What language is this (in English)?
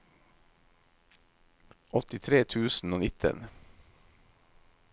Norwegian